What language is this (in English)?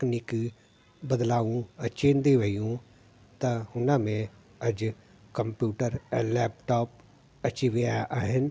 Sindhi